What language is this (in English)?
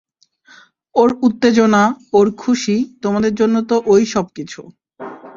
Bangla